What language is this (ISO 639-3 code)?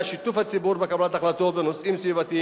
heb